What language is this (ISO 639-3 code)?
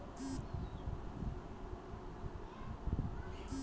mag